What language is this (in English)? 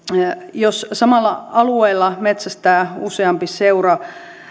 Finnish